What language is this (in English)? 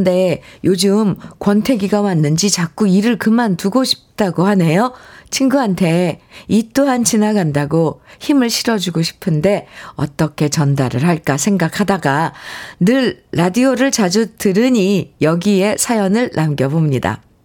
Korean